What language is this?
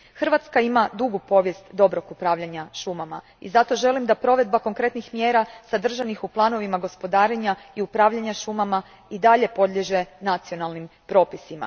Croatian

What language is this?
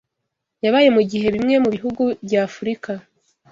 Kinyarwanda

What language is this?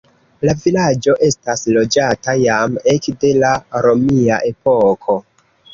Esperanto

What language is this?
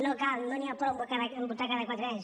Catalan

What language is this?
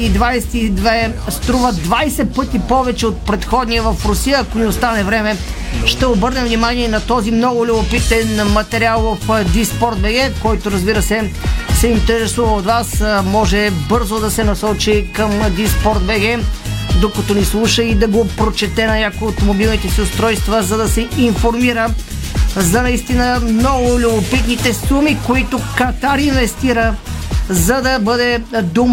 Bulgarian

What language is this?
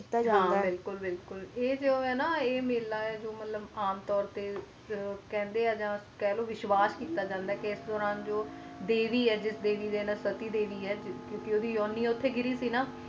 Punjabi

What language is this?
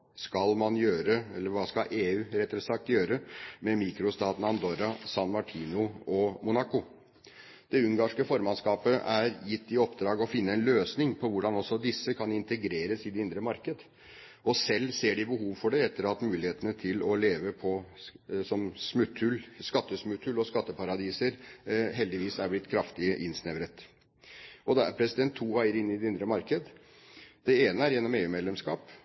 Norwegian Bokmål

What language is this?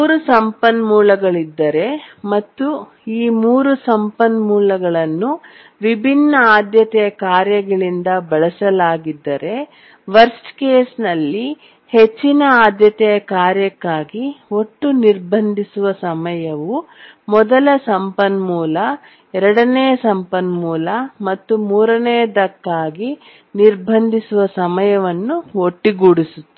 Kannada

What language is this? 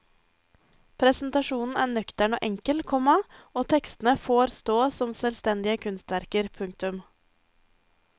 Norwegian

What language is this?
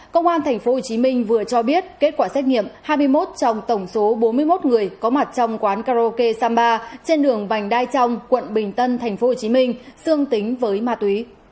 Vietnamese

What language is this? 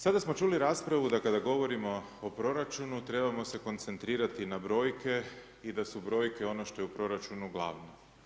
Croatian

